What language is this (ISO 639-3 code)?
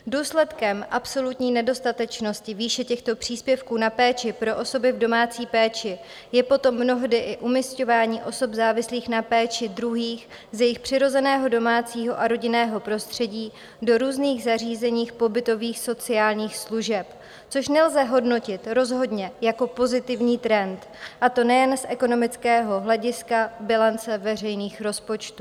ces